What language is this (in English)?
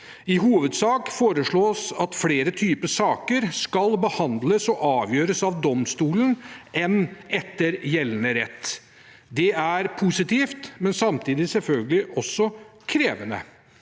Norwegian